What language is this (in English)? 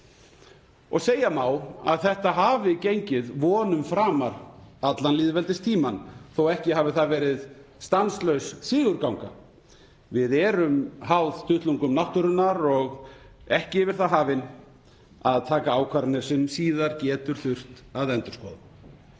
Icelandic